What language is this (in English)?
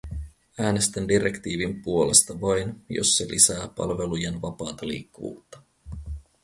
Finnish